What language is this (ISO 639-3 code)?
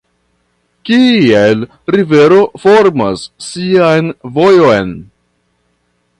epo